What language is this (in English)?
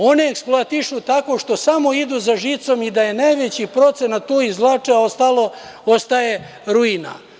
Serbian